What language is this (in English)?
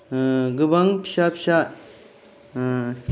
Bodo